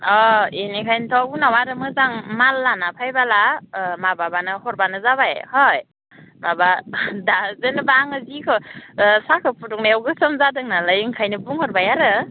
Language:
Bodo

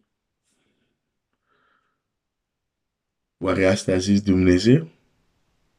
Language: Romanian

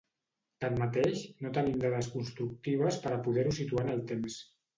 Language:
Catalan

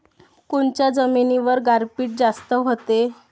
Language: Marathi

